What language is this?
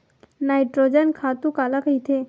Chhattisgarhi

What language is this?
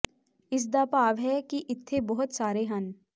Punjabi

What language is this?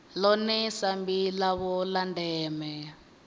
Venda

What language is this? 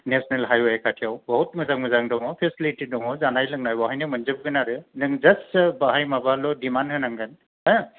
Bodo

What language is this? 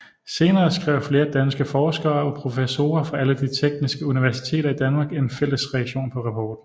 Danish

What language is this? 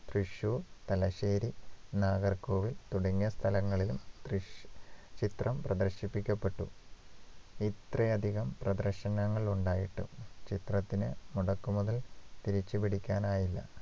Malayalam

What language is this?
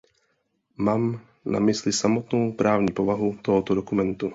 Czech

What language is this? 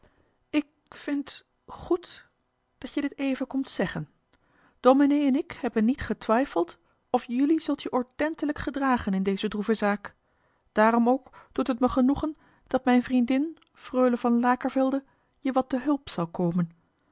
Dutch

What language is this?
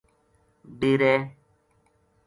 Gujari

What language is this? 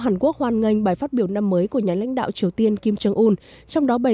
Vietnamese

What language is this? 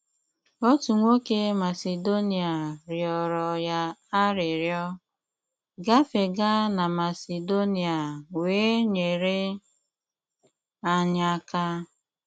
Igbo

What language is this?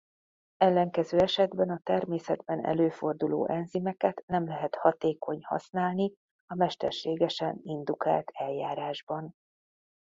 Hungarian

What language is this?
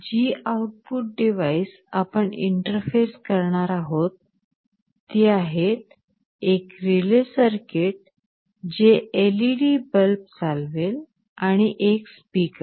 Marathi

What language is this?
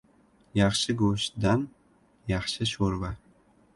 Uzbek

